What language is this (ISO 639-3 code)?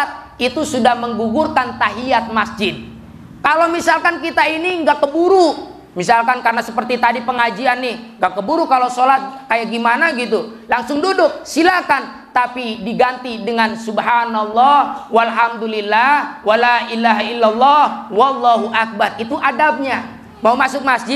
ind